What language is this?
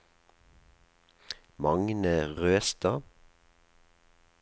Norwegian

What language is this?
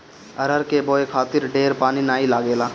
Bhojpuri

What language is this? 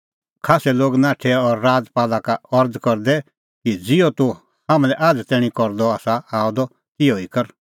Kullu Pahari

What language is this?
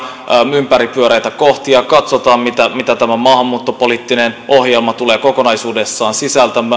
Finnish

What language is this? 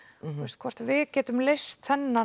Icelandic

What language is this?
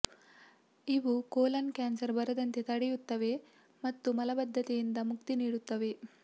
Kannada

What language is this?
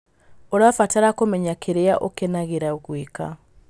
Kikuyu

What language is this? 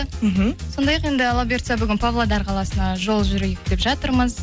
Kazakh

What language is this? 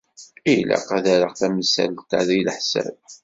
Kabyle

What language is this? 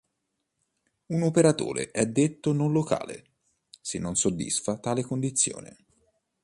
Italian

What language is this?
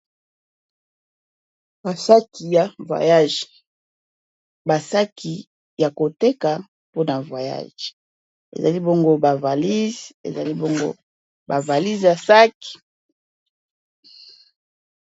Lingala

